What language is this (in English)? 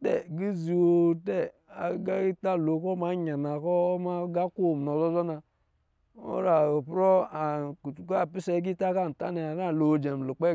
Lijili